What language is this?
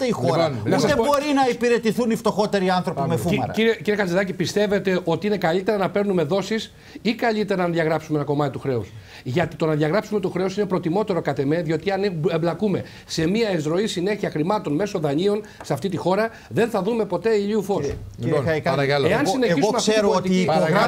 Greek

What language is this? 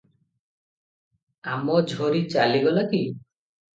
Odia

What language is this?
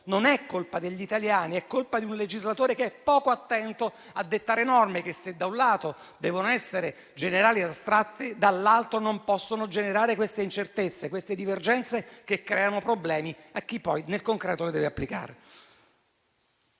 Italian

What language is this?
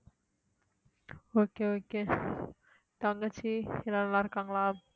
Tamil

